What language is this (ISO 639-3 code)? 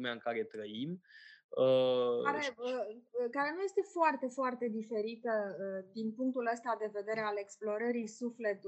ron